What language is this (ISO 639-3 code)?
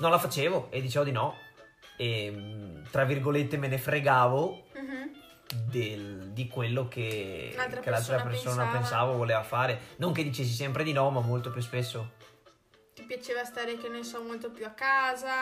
ita